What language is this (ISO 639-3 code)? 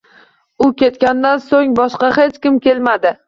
uzb